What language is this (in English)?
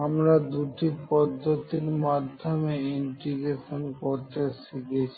Bangla